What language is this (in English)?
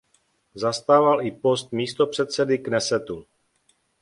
Czech